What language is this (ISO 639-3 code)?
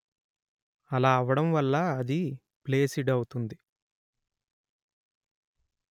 tel